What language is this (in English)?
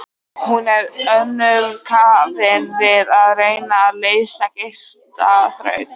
Icelandic